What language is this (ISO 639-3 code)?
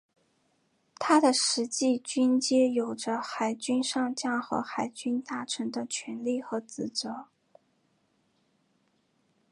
zho